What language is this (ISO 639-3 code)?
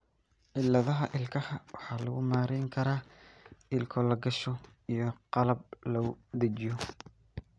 som